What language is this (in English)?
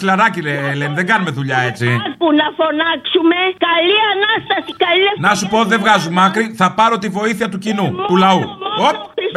Greek